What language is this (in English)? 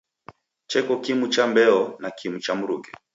Taita